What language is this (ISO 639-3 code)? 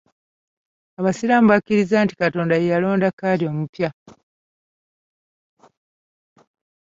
lug